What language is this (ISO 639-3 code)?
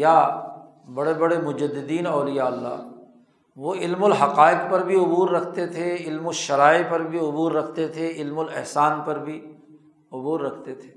urd